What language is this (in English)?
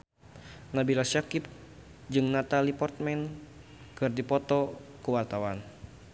Sundanese